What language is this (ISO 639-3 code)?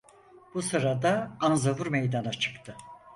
tur